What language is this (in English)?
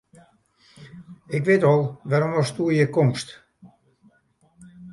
Western Frisian